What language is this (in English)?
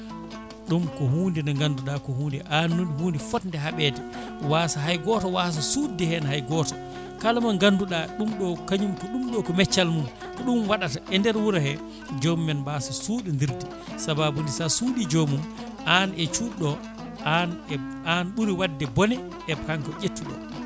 Fula